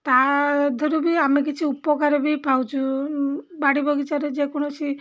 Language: Odia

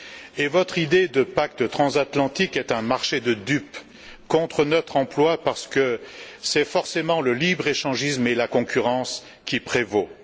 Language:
French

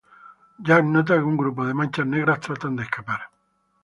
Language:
Spanish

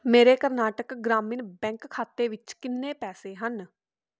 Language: Punjabi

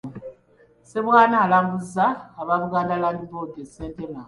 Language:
Ganda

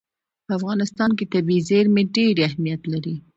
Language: Pashto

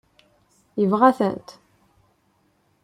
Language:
Kabyle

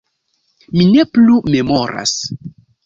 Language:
Esperanto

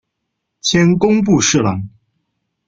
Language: Chinese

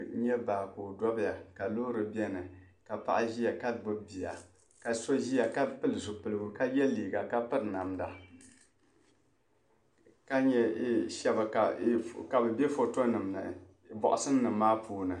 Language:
Dagbani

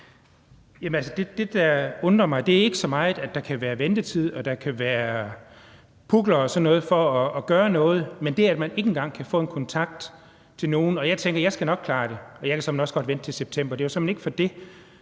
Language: Danish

